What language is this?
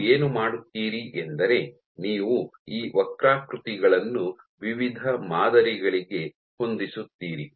Kannada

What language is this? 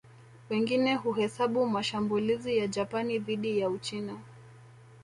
Swahili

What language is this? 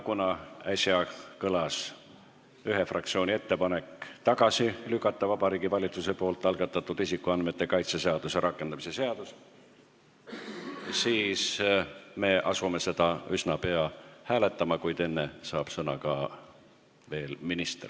Estonian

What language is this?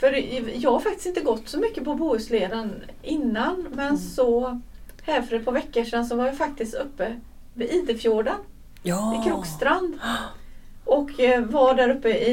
Swedish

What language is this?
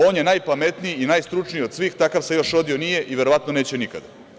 Serbian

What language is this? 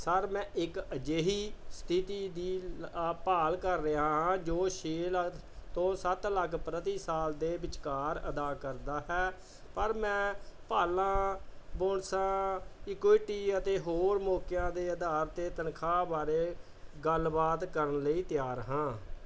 Punjabi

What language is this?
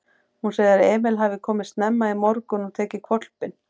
Icelandic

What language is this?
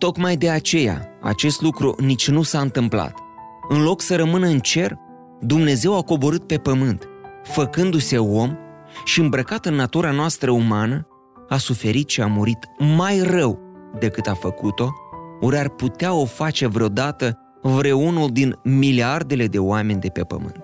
Romanian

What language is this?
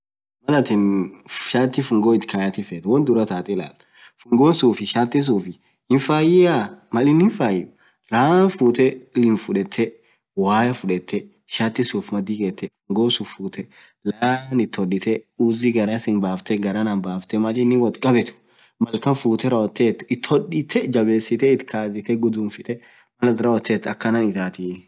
Orma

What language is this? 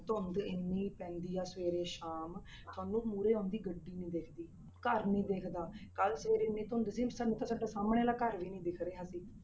Punjabi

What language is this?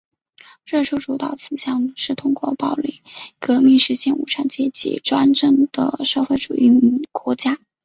Chinese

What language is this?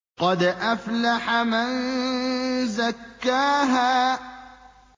Arabic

